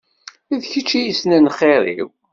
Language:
Kabyle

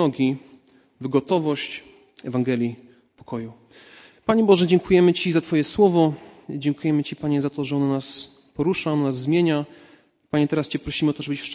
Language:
Polish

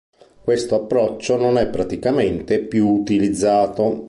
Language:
Italian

